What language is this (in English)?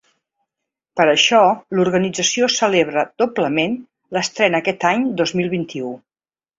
Catalan